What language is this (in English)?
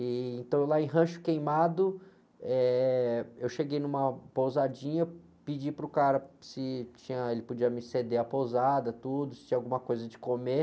Portuguese